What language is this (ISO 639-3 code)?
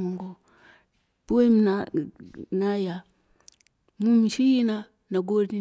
kna